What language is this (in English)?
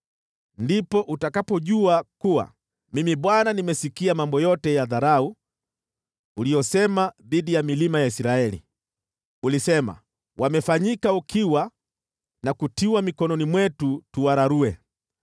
Swahili